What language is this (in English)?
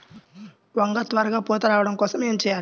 Telugu